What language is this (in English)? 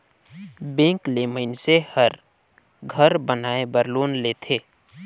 Chhattisgarhi